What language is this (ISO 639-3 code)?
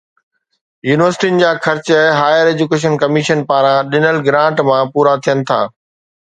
snd